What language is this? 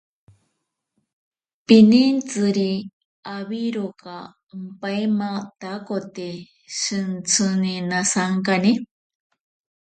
Ashéninka Perené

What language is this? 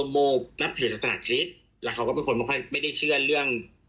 Thai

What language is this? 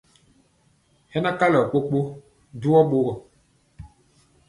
Mpiemo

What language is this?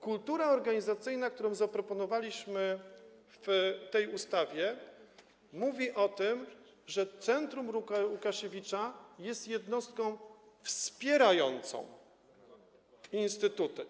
Polish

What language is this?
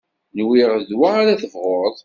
Kabyle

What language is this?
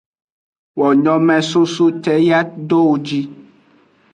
Aja (Benin)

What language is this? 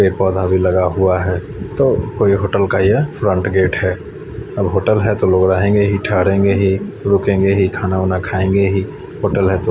Hindi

